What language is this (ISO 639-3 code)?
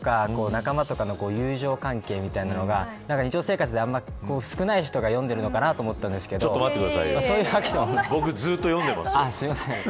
jpn